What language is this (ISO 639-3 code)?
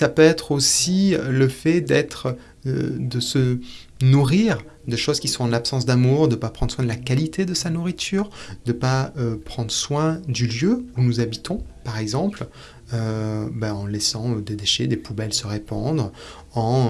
fra